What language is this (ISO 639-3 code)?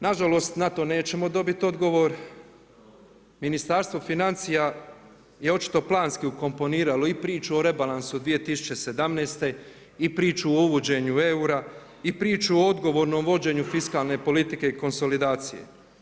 hrv